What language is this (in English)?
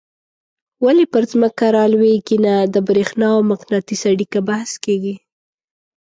Pashto